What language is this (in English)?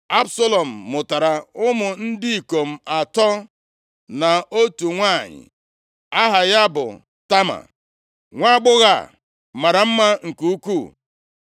Igbo